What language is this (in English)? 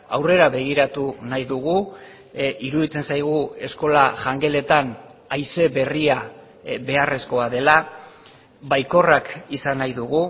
Basque